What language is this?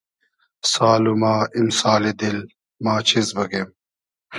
Hazaragi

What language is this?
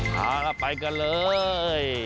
Thai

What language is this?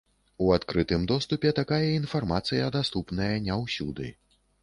Belarusian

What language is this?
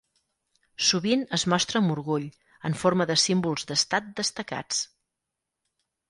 Catalan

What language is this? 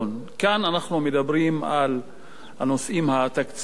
Hebrew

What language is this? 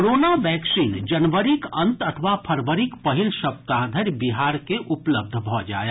Maithili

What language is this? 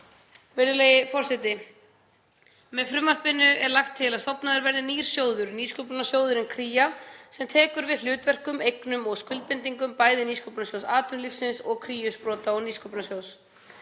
Icelandic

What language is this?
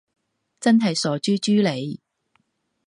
Cantonese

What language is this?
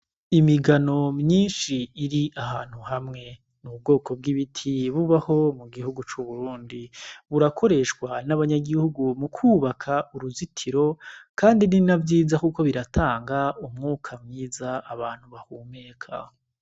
Rundi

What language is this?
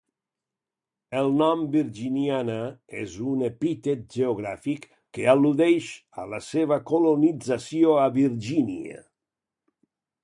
Catalan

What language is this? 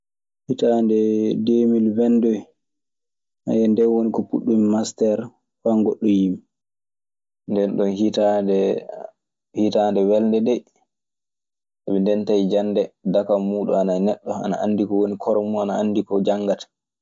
Maasina Fulfulde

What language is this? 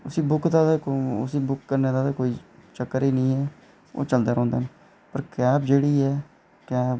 Dogri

